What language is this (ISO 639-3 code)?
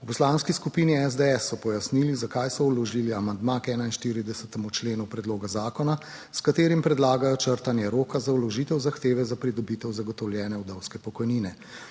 slv